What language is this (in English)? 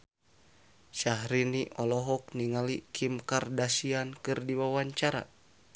Sundanese